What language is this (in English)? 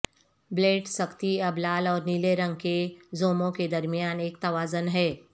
Urdu